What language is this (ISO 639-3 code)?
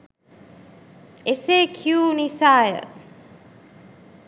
sin